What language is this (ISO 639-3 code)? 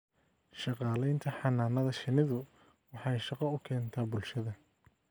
som